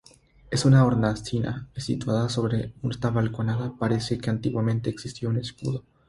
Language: Spanish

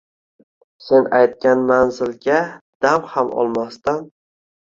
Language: Uzbek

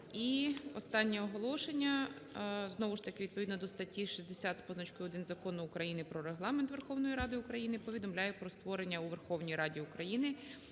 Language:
Ukrainian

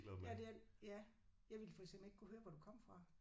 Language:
Danish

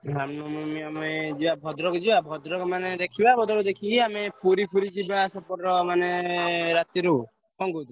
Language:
Odia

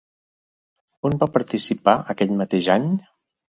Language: Catalan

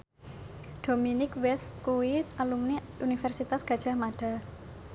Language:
Javanese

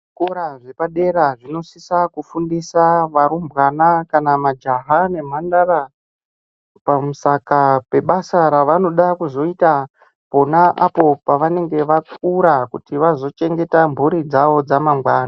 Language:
Ndau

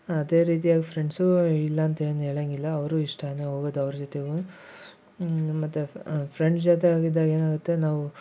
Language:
Kannada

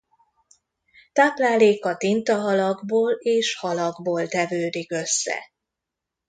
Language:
Hungarian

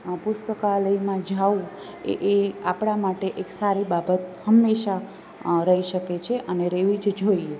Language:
Gujarati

